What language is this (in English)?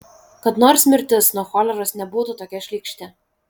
Lithuanian